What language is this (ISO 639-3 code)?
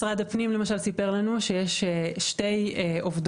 heb